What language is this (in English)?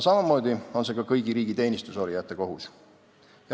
Estonian